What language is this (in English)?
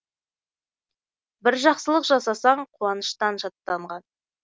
Kazakh